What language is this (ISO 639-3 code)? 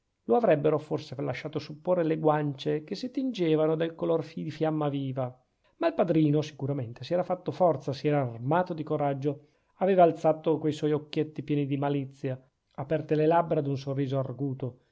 ita